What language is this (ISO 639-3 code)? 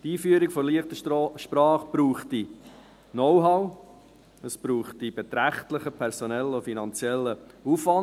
gsw